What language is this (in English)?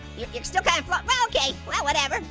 English